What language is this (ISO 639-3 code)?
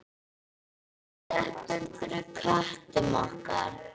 isl